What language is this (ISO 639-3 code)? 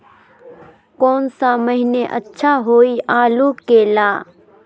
mag